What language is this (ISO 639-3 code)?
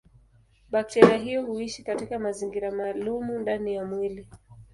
swa